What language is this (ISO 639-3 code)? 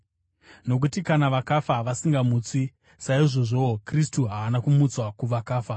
sna